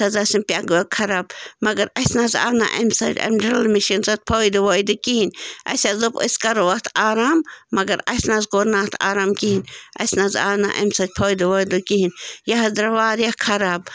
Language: Kashmiri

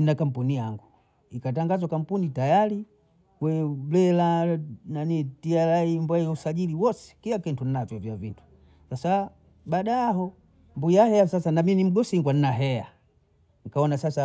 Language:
Bondei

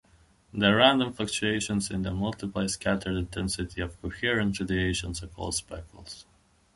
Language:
English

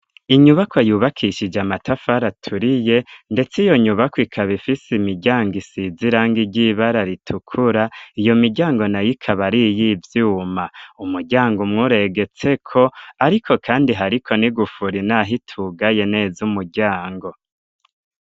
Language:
Rundi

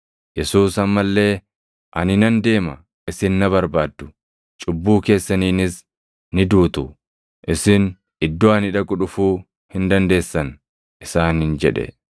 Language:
Oromo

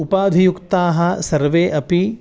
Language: Sanskrit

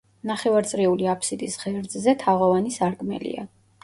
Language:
Georgian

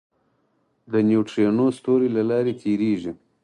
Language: Pashto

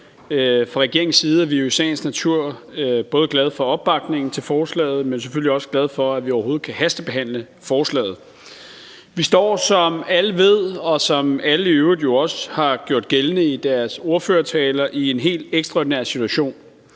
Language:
Danish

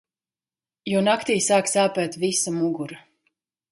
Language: Latvian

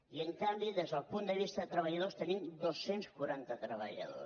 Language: Catalan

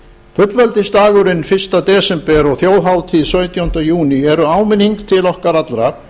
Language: Icelandic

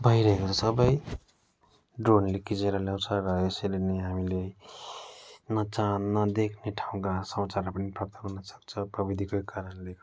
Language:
Nepali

